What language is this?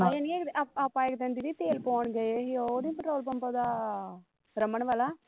Punjabi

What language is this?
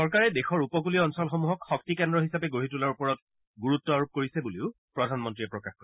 Assamese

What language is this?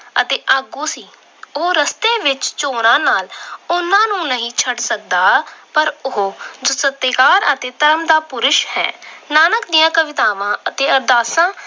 Punjabi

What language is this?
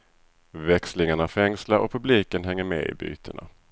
Swedish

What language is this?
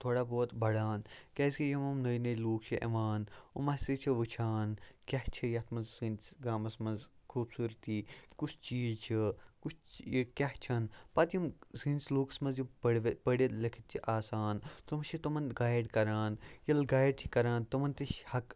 Kashmiri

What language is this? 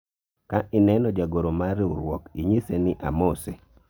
Luo (Kenya and Tanzania)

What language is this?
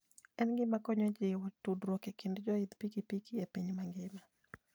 Luo (Kenya and Tanzania)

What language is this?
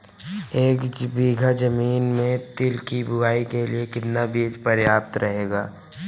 Hindi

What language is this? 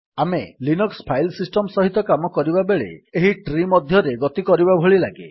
Odia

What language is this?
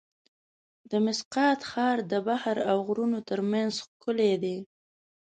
Pashto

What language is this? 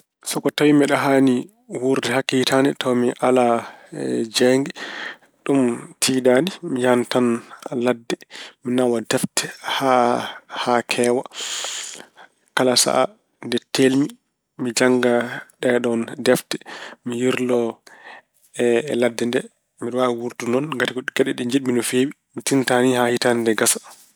Fula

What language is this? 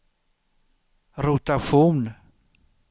Swedish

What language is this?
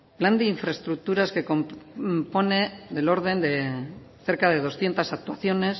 Spanish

